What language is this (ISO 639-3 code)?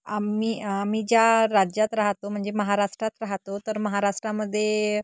mar